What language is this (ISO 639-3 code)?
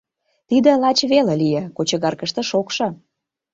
chm